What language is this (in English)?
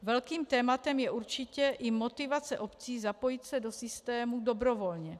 Czech